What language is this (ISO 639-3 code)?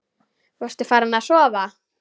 isl